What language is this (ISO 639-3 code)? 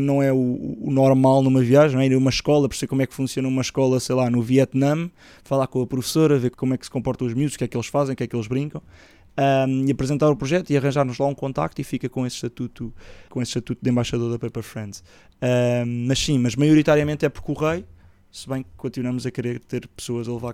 por